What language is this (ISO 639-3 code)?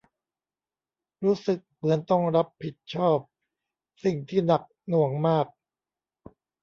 tha